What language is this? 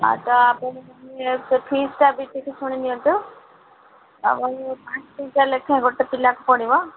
Odia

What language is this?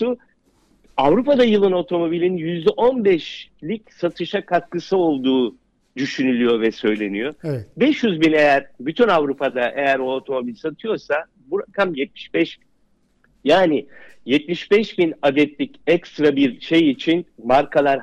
Turkish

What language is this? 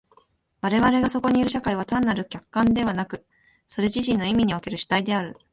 Japanese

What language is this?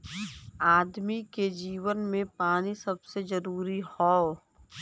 Bhojpuri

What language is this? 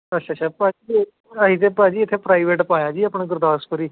Punjabi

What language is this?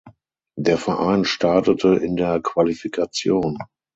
German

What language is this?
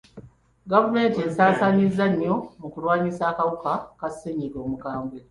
Ganda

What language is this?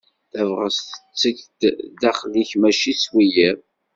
Kabyle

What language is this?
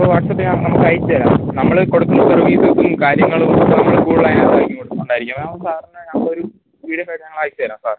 Malayalam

